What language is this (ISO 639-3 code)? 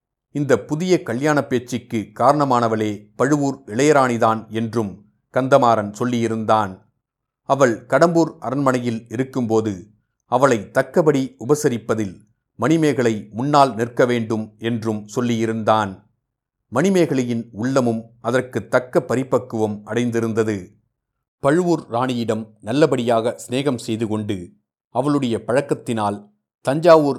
tam